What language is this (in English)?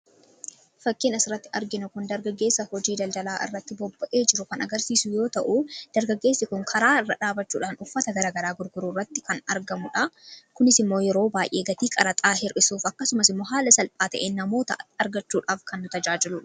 Oromo